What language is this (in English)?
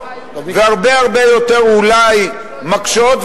Hebrew